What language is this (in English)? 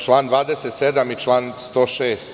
Serbian